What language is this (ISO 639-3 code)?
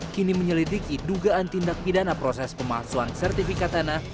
ind